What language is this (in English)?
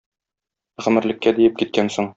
Tatar